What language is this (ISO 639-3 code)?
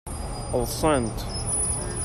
kab